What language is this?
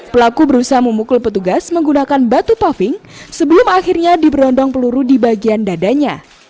Indonesian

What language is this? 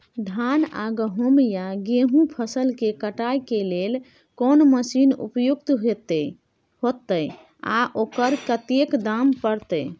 Maithili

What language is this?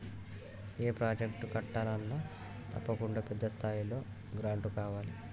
Telugu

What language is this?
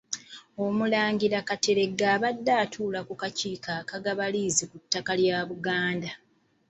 Ganda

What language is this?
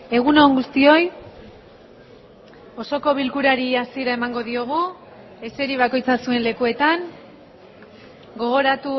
Basque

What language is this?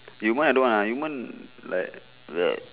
English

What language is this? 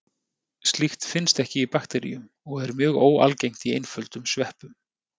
Icelandic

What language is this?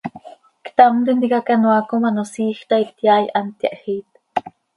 Seri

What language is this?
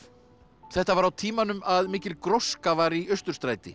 Icelandic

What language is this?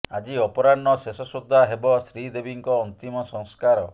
Odia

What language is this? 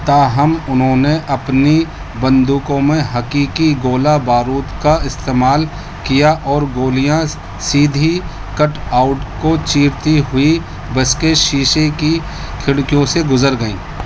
Urdu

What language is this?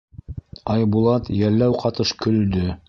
Bashkir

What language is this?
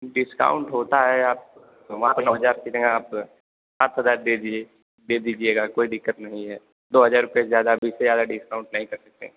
Hindi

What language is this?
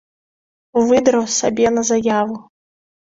Belarusian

